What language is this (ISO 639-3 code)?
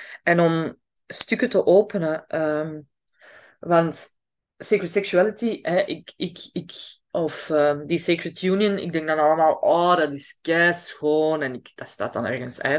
nld